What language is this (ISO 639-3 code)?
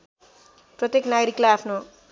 nep